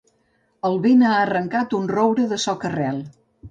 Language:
Catalan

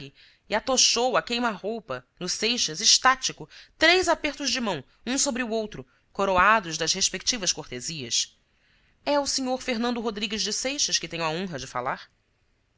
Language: Portuguese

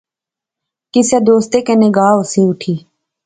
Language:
Pahari-Potwari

